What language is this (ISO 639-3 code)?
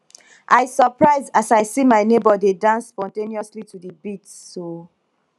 pcm